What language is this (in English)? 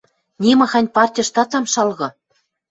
Western Mari